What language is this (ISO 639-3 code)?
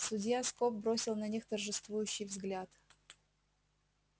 rus